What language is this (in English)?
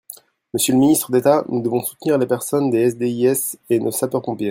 French